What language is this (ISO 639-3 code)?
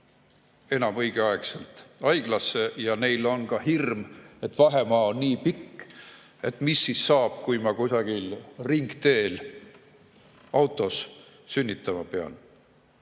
est